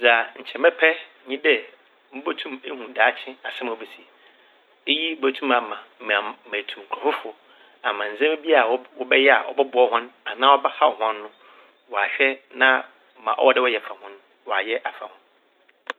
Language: Akan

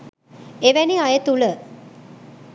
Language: Sinhala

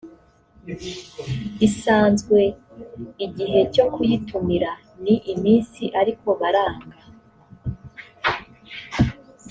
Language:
Kinyarwanda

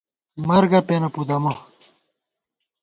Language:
Gawar-Bati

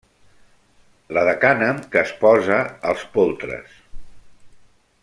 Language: Catalan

